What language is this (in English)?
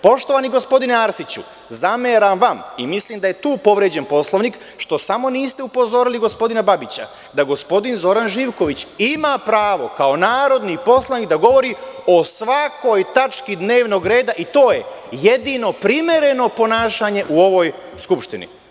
Serbian